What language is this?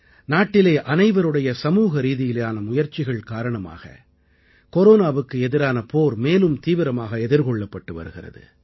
Tamil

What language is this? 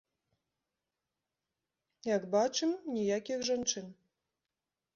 Belarusian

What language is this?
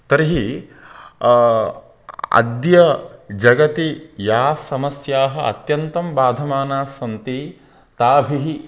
Sanskrit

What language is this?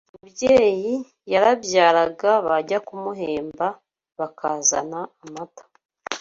Kinyarwanda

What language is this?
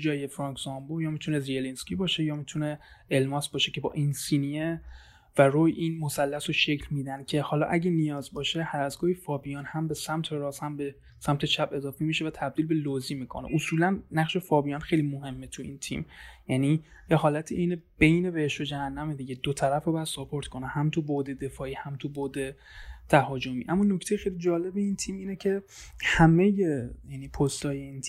Persian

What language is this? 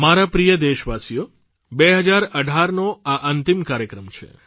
Gujarati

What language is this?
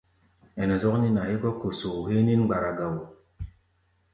Gbaya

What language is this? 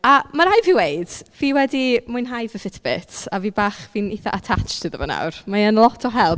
Welsh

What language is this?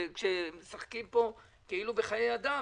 Hebrew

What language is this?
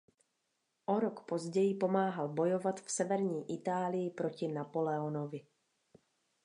Czech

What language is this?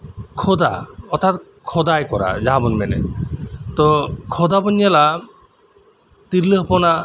Santali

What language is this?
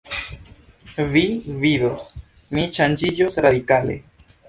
Esperanto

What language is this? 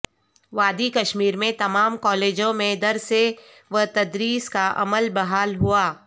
Urdu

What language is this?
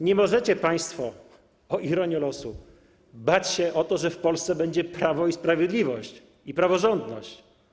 Polish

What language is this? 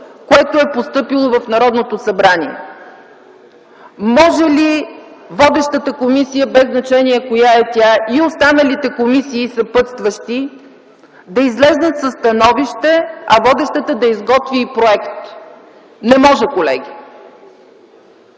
Bulgarian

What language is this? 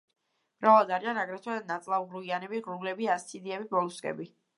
Georgian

